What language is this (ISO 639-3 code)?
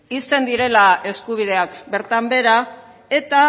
eus